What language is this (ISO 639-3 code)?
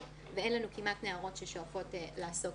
heb